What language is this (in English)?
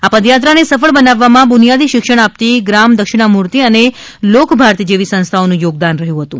Gujarati